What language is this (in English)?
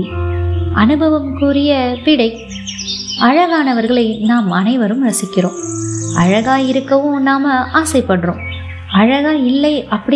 Tamil